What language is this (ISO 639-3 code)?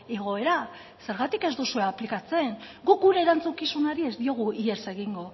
eus